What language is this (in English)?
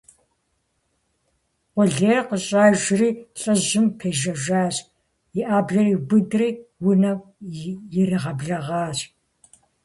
Kabardian